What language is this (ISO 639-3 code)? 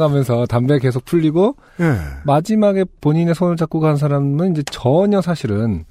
kor